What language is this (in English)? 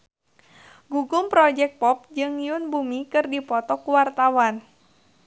Sundanese